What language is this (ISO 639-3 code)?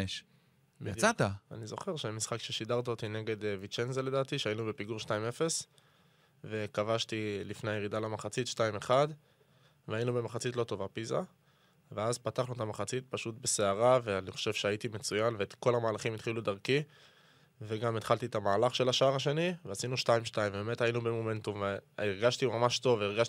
heb